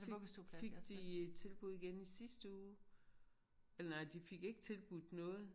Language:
Danish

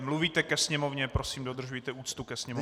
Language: Czech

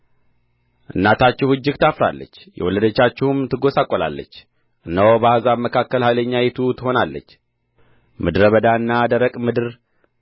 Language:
Amharic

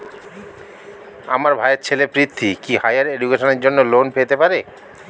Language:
Bangla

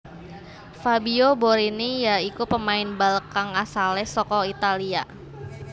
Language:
Javanese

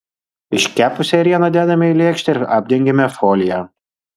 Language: Lithuanian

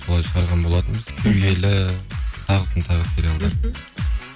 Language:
Kazakh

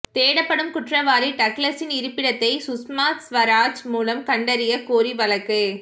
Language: Tamil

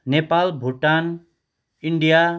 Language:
Nepali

